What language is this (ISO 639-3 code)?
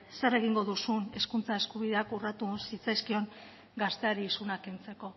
eus